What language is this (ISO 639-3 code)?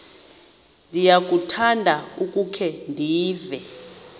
xho